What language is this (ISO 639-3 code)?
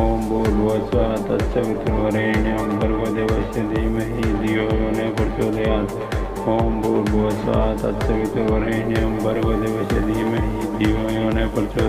ron